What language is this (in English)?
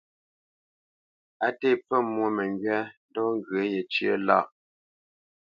Bamenyam